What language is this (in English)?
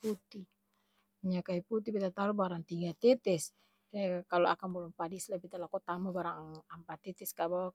Ambonese Malay